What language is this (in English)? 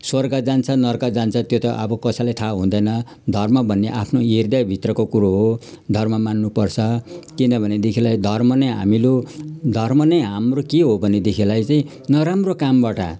Nepali